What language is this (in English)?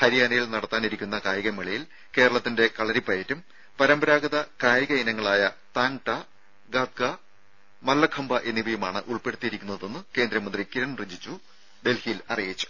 Malayalam